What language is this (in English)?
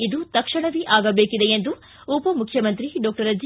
Kannada